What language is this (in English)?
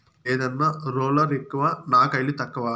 Telugu